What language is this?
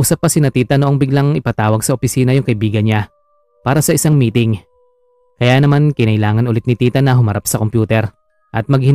Filipino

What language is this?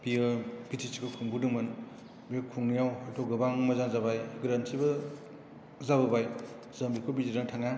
Bodo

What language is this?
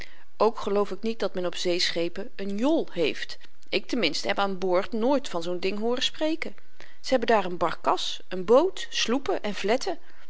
Dutch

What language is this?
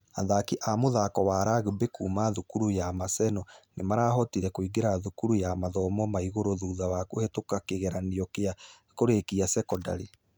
Kikuyu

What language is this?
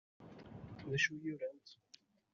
Kabyle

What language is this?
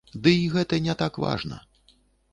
Belarusian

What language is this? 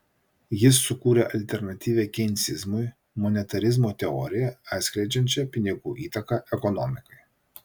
Lithuanian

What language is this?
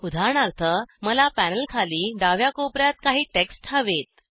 Marathi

